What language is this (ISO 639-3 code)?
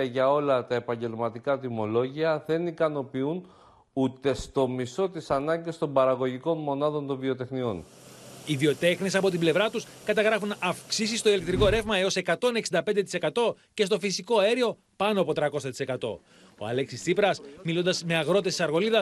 ell